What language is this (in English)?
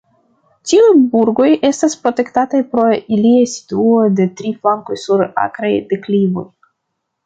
Esperanto